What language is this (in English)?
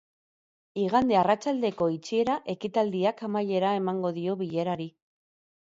Basque